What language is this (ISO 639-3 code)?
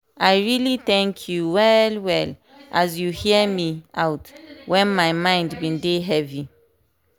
pcm